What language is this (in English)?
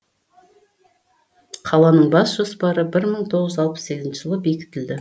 Kazakh